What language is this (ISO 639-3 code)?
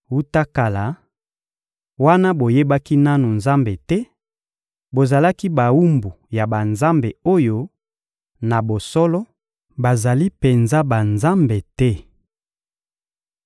lin